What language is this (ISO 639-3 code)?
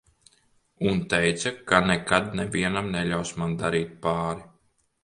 lav